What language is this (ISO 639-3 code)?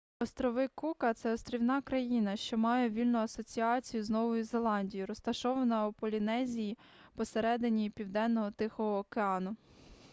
ukr